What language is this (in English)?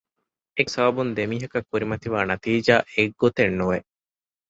Divehi